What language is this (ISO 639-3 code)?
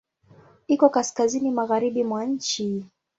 swa